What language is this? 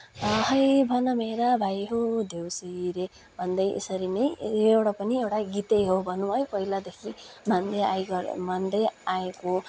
Nepali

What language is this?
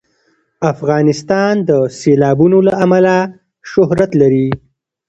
Pashto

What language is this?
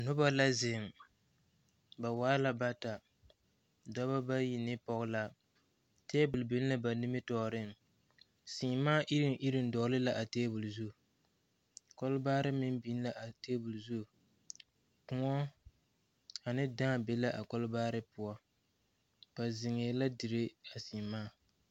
Southern Dagaare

